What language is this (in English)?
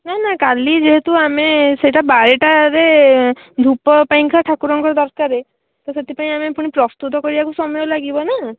Odia